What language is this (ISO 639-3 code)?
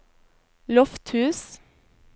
nor